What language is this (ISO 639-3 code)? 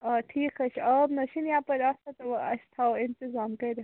kas